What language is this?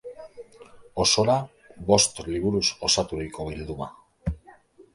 Basque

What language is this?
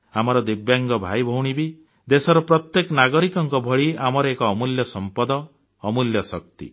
Odia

